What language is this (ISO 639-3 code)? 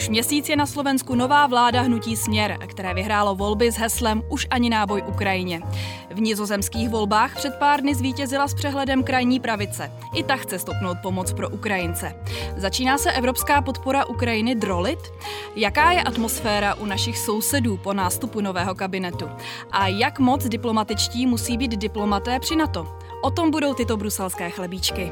ces